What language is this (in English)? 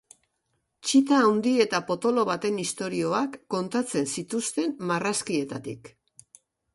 Basque